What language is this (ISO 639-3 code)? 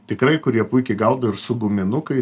lit